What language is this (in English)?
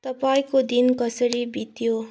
Nepali